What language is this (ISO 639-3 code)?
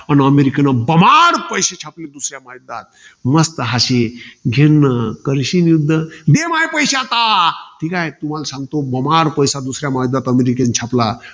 mar